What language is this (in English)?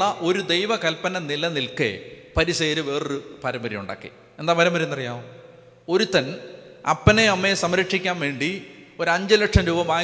Malayalam